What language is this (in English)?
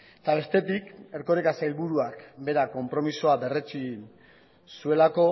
Basque